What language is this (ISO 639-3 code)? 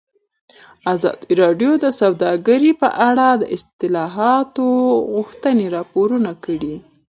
pus